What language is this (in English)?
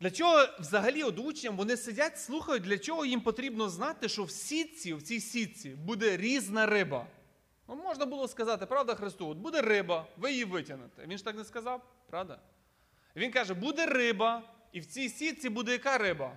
Ukrainian